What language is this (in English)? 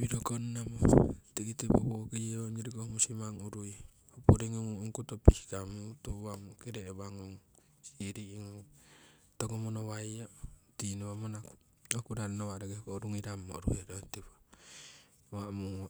Siwai